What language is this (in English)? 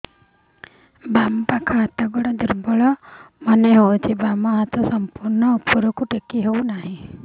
Odia